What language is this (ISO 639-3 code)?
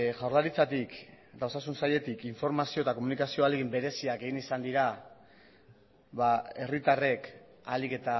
eus